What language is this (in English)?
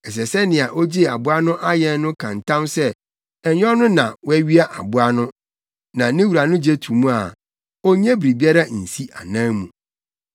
Akan